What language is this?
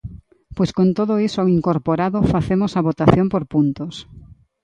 Galician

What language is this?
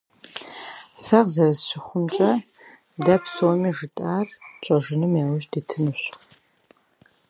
Russian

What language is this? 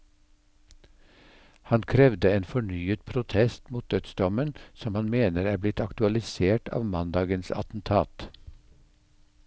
Norwegian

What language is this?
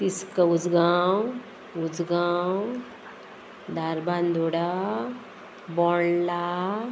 Konkani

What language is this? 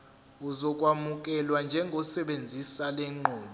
Zulu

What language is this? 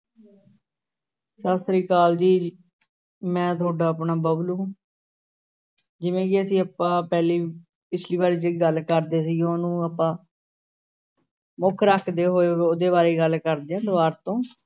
Punjabi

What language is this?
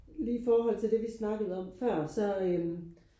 Danish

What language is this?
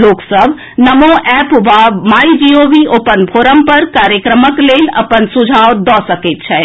Maithili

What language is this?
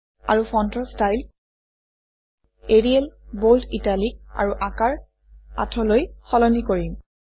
Assamese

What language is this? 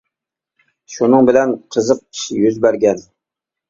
Uyghur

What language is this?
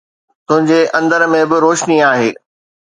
Sindhi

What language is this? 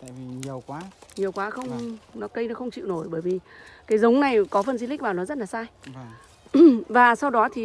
Vietnamese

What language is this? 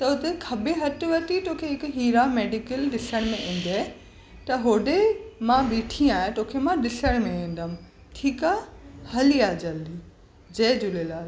Sindhi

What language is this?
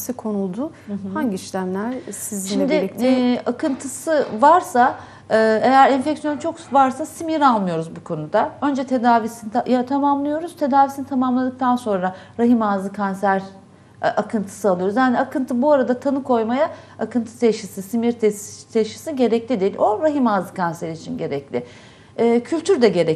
Turkish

